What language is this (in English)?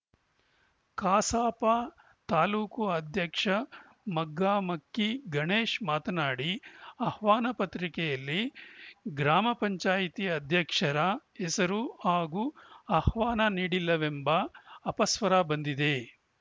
Kannada